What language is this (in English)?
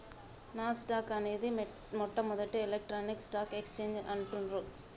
Telugu